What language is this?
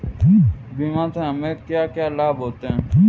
Hindi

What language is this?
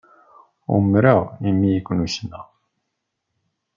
Kabyle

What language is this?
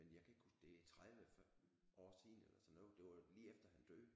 Danish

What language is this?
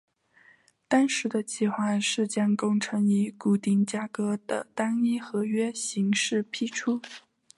Chinese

